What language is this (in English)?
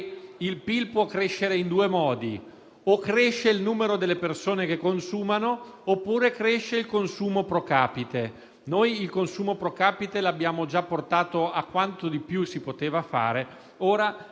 Italian